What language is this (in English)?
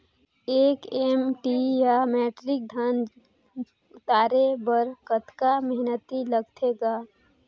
Chhattisgarhi